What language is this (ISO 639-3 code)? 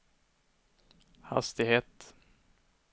swe